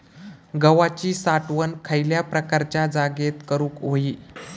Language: Marathi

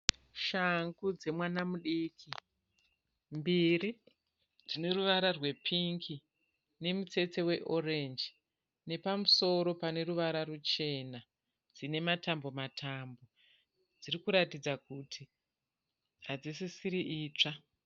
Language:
Shona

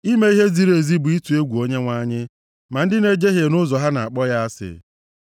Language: Igbo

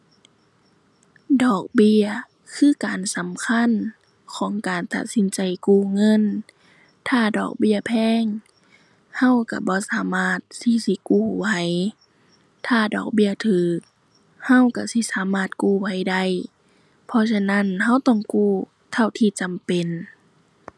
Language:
Thai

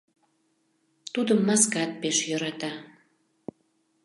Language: Mari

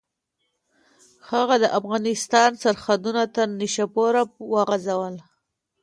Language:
Pashto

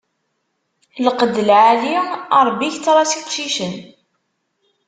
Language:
Kabyle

